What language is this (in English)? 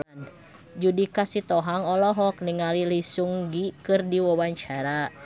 Sundanese